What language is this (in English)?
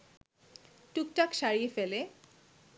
Bangla